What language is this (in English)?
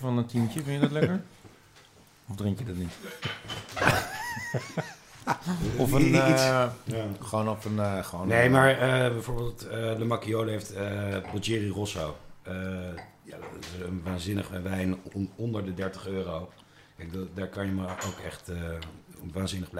Dutch